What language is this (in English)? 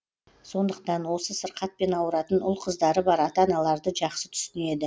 Kazakh